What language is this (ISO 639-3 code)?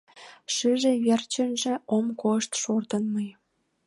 chm